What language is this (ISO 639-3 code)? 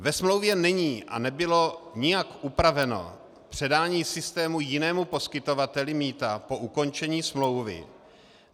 ces